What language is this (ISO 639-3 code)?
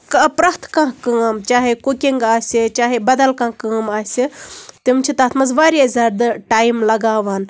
kas